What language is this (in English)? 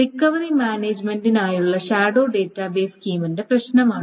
Malayalam